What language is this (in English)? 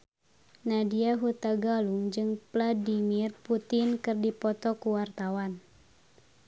Sundanese